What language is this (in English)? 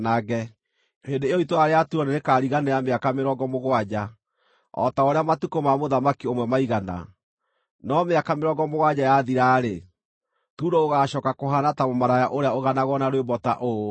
Kikuyu